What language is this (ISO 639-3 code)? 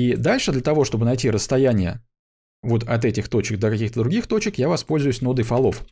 rus